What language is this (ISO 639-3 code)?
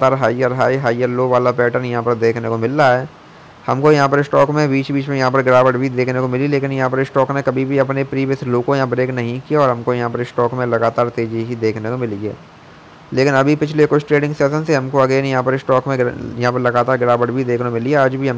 hin